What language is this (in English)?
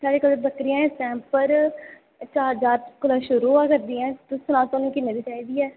Dogri